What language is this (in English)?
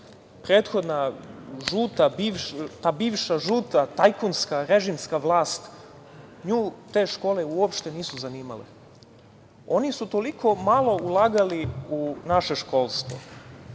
Serbian